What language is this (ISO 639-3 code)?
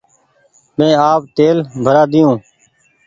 gig